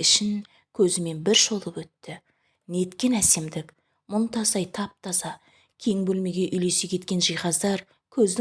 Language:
Turkish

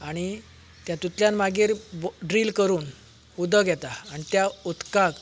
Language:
Konkani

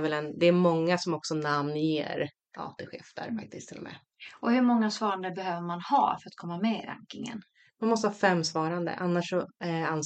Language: Swedish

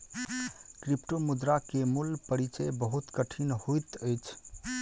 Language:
Maithili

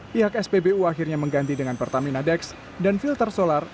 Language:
Indonesian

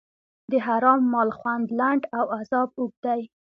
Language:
Pashto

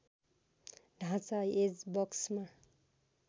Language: Nepali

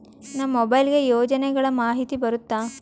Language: Kannada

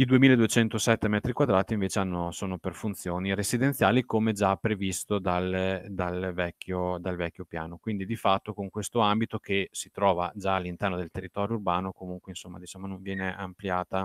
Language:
Italian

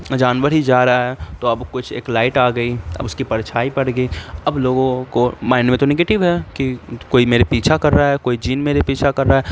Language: Urdu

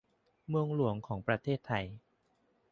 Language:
Thai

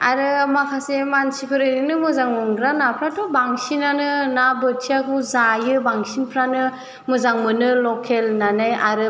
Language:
Bodo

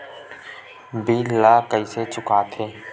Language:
Chhattisgarhi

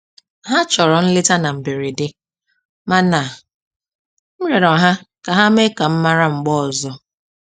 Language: Igbo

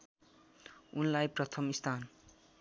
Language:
Nepali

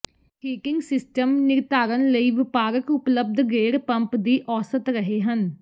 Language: Punjabi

